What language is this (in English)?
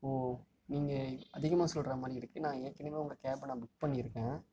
Tamil